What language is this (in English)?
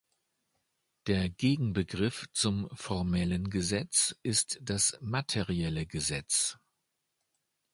German